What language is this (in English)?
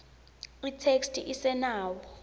Swati